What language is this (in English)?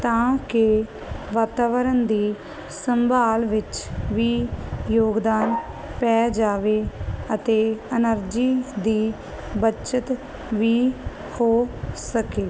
Punjabi